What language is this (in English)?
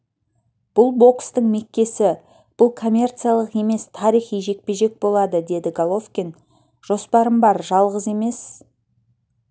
Kazakh